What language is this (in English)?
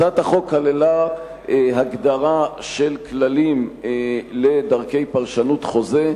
Hebrew